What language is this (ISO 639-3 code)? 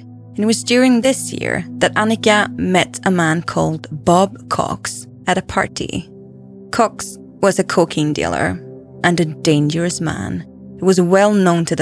eng